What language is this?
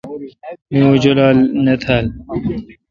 Kalkoti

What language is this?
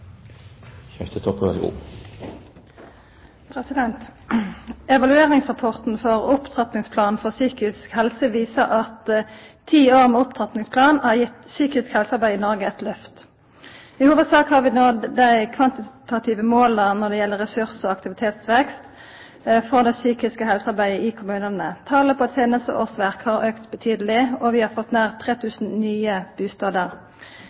Norwegian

